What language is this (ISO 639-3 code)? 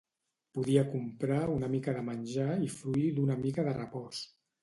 cat